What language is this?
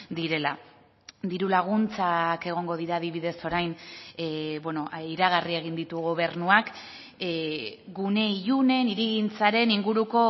Basque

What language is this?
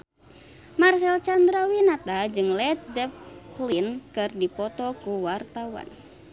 Sundanese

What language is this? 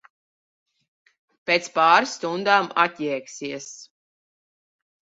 Latvian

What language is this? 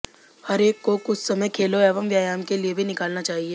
Hindi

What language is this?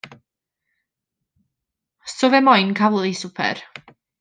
Welsh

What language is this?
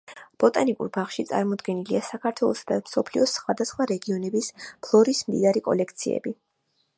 Georgian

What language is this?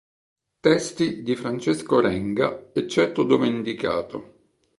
Italian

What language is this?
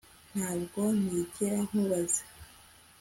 Kinyarwanda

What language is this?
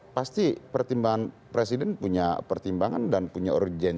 Indonesian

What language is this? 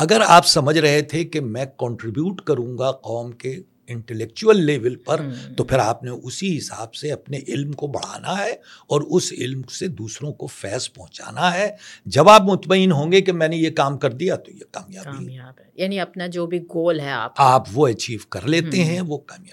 Urdu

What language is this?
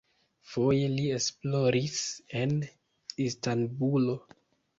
Esperanto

